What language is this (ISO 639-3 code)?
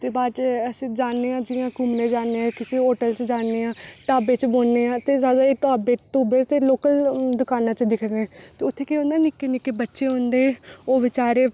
doi